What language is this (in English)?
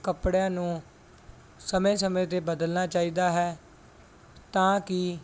Punjabi